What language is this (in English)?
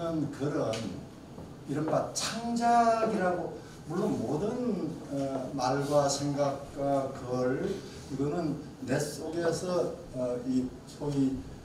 Korean